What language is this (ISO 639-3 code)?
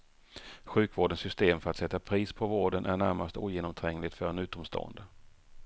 swe